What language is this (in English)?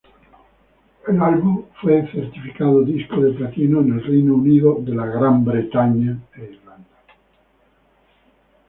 Spanish